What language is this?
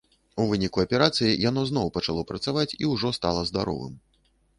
Belarusian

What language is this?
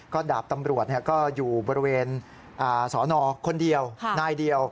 Thai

